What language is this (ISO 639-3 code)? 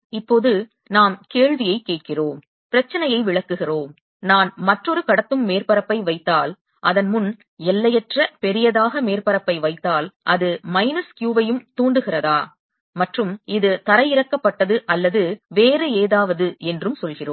tam